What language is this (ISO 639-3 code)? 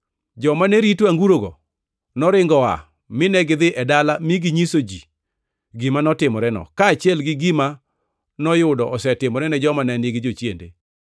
luo